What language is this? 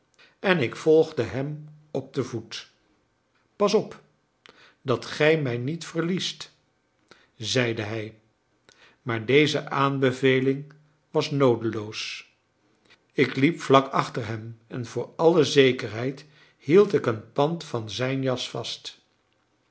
Dutch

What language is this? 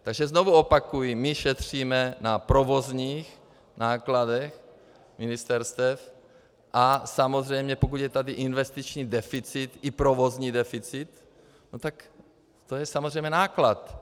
Czech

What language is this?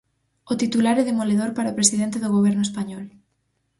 Galician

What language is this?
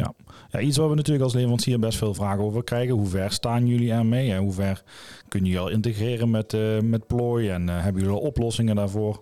Dutch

